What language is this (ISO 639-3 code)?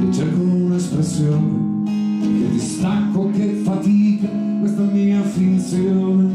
ita